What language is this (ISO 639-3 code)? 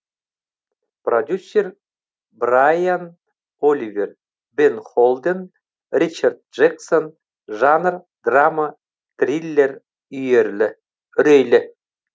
kaz